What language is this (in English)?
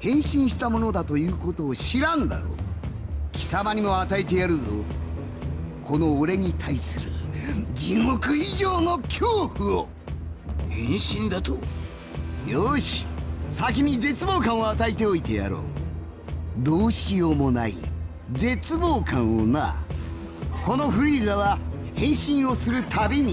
Spanish